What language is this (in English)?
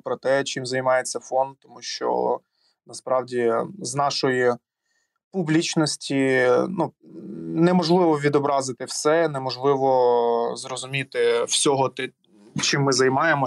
Ukrainian